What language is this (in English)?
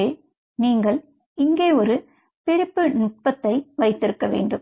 Tamil